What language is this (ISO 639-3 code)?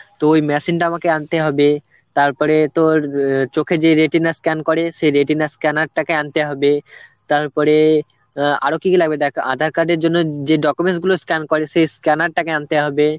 ben